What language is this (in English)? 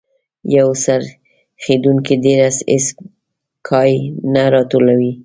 Pashto